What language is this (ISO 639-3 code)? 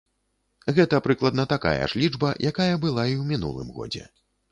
bel